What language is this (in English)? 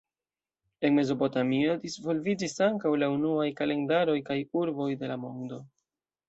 Esperanto